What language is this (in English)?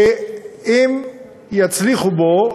Hebrew